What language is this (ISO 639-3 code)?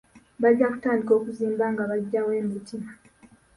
lug